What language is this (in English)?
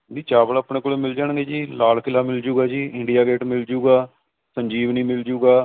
Punjabi